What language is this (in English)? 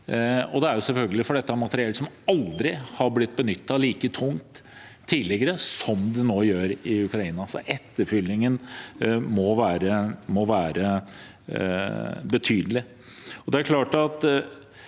Norwegian